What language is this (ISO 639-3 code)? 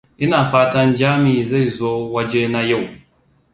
hau